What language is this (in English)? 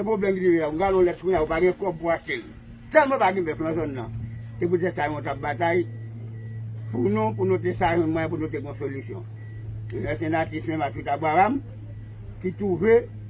French